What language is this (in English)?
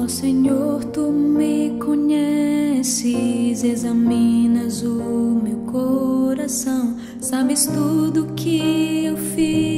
Portuguese